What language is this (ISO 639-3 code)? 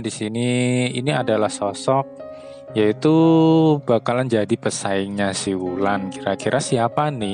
ind